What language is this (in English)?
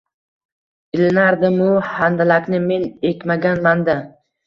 Uzbek